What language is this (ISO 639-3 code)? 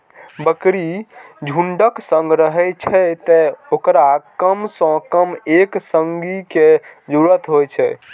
mai